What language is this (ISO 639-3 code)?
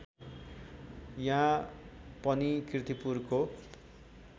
nep